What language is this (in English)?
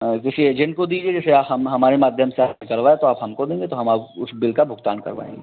Hindi